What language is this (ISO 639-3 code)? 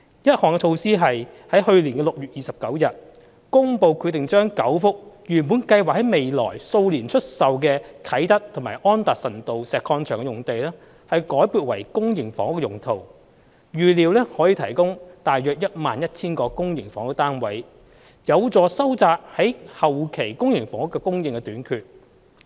yue